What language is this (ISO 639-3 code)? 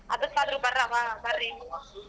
kan